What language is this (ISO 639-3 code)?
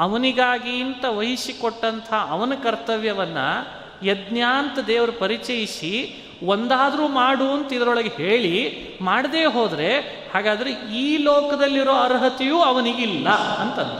kan